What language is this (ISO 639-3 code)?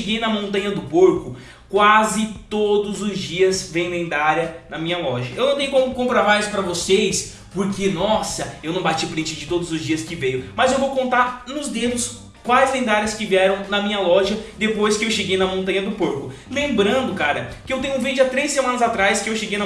por